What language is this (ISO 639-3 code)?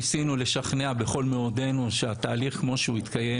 heb